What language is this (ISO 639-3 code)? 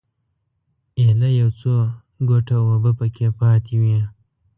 pus